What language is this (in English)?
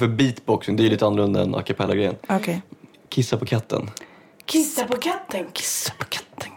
Swedish